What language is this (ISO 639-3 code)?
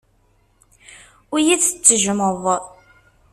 kab